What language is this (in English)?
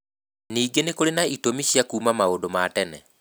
Kikuyu